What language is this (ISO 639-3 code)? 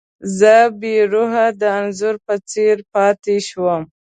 pus